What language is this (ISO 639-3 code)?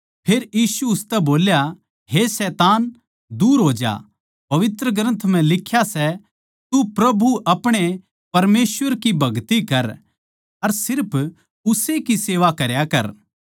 bgc